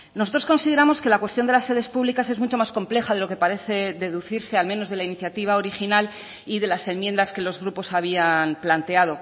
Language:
Spanish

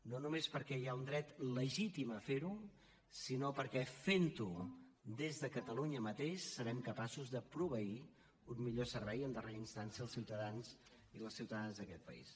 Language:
Catalan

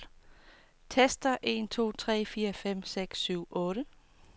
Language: Danish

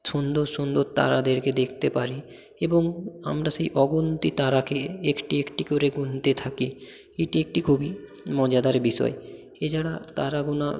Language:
Bangla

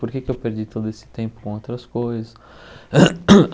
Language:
Portuguese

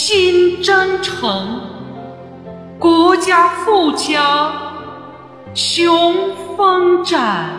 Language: Chinese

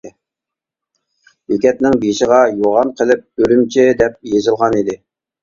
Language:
Uyghur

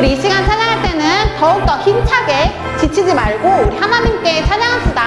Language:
Korean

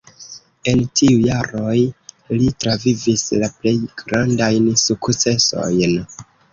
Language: Esperanto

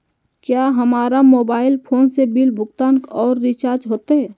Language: Magahi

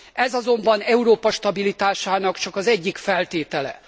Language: Hungarian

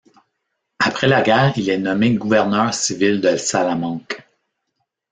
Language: French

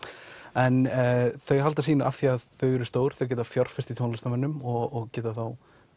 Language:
Icelandic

